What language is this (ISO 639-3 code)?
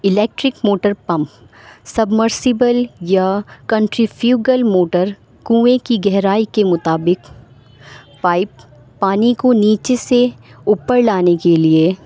urd